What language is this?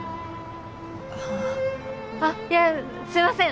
Japanese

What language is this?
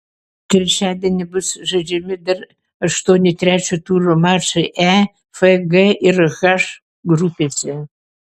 Lithuanian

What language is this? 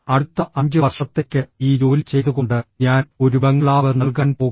Malayalam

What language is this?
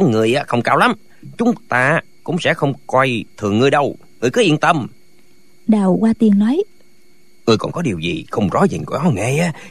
Vietnamese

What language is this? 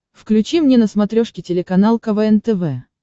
Russian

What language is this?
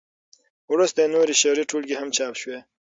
Pashto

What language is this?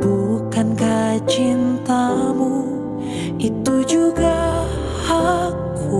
Indonesian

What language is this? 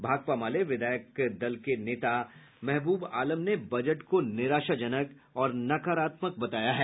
Hindi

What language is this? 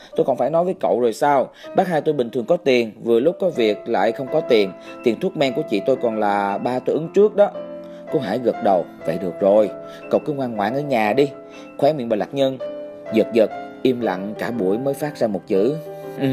Vietnamese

